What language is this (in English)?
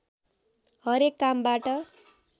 Nepali